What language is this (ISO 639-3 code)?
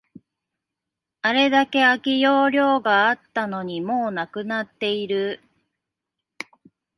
jpn